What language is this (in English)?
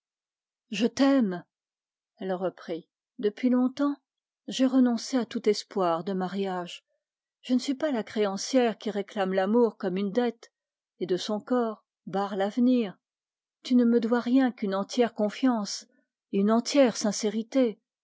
French